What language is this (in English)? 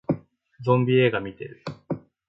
Japanese